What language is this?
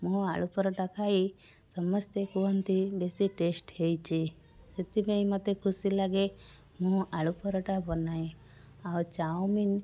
Odia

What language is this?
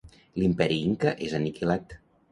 Catalan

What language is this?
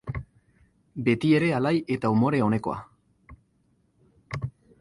Basque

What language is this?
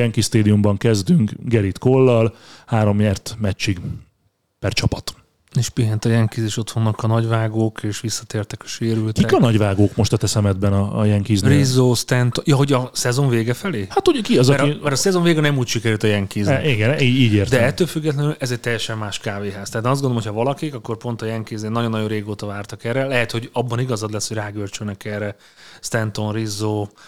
Hungarian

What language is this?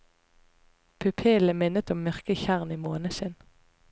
Norwegian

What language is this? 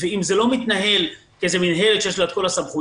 Hebrew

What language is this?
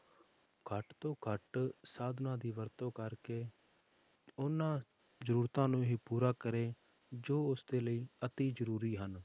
Punjabi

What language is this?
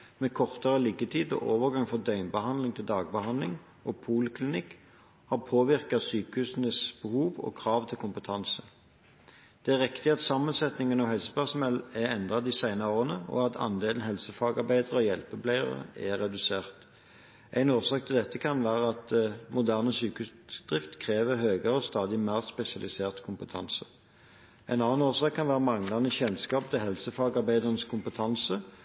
Norwegian Bokmål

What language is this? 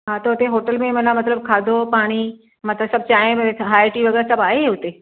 Sindhi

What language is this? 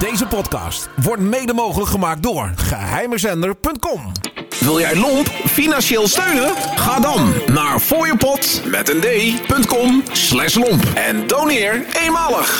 Dutch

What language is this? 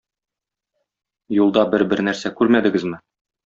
Tatar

